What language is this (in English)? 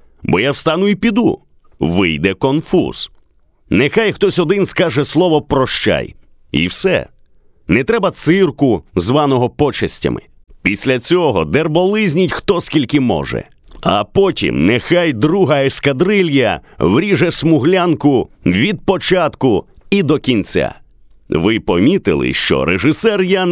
Ukrainian